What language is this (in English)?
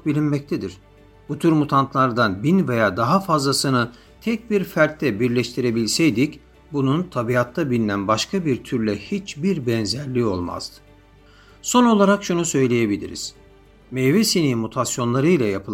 Turkish